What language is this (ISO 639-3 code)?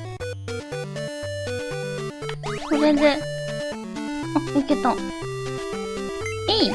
jpn